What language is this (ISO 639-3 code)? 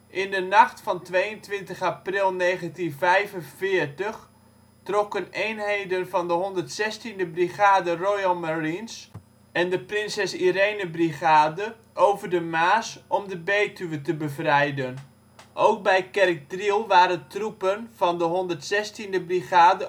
nld